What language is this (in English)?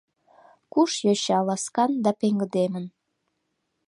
Mari